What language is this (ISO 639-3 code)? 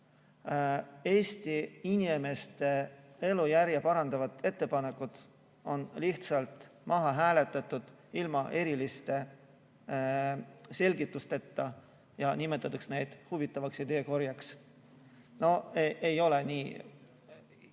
est